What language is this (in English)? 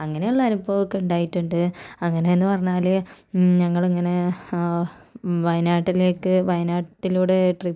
Malayalam